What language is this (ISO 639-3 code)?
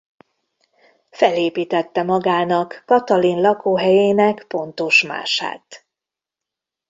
hun